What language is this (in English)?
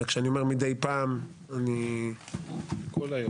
Hebrew